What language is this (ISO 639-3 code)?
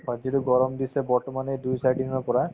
asm